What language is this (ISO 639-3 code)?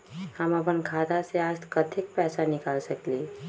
mag